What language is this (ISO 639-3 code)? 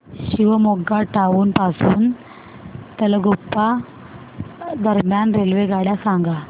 mar